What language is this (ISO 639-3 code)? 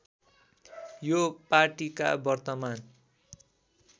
nep